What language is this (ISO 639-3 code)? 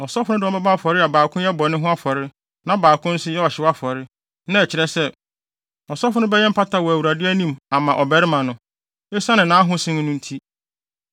aka